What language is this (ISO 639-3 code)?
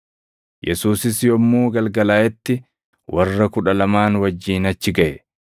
orm